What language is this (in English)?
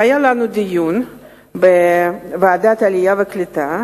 Hebrew